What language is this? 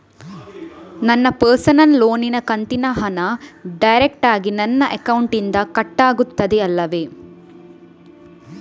Kannada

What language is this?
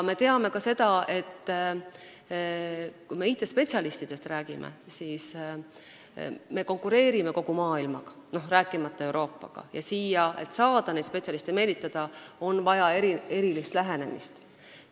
Estonian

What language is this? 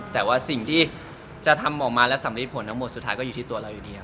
Thai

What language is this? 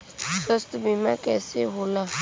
Bhojpuri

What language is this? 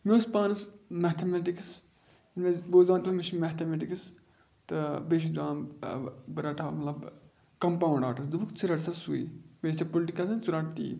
Kashmiri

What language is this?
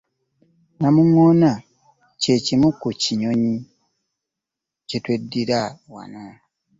Ganda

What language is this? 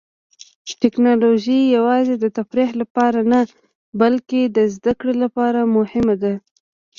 Pashto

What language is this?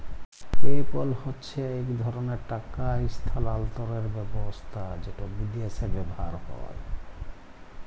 Bangla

